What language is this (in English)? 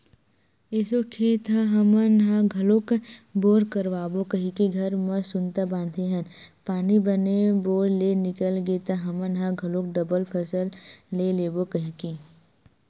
Chhattisgarhi